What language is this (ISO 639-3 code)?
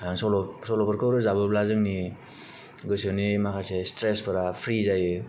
brx